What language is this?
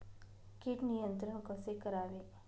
Marathi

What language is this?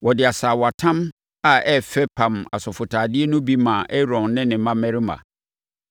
Akan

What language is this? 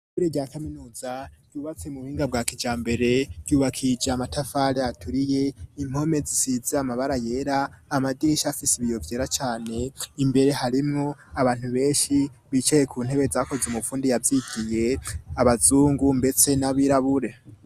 Rundi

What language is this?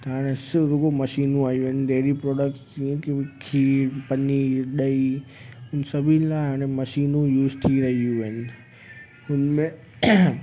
Sindhi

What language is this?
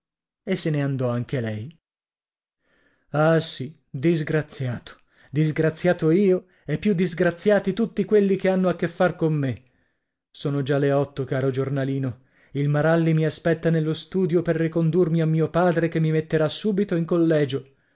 Italian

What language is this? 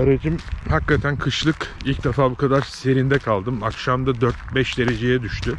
Turkish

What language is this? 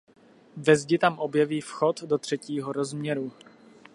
Czech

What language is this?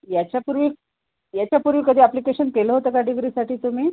Marathi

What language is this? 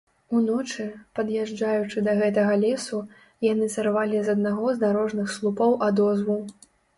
Belarusian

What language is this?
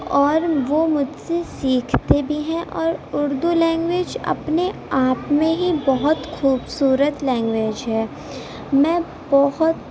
Urdu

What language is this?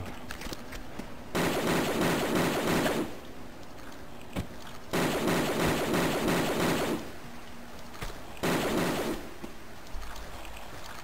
Italian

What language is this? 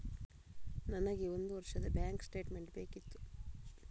Kannada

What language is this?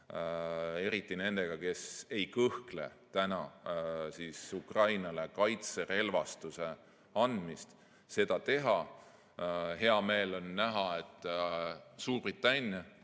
Estonian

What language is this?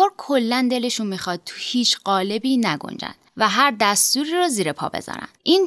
Persian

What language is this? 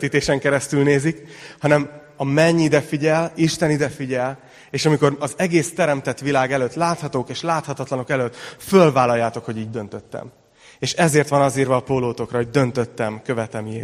Hungarian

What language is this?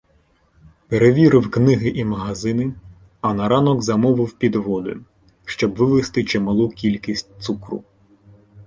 Ukrainian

